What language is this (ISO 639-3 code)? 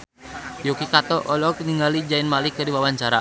sun